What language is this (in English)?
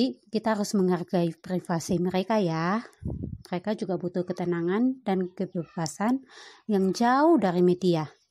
Indonesian